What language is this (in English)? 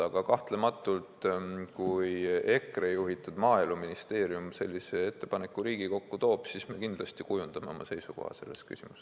Estonian